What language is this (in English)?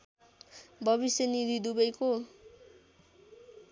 Nepali